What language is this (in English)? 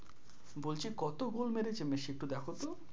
Bangla